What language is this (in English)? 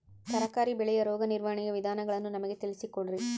Kannada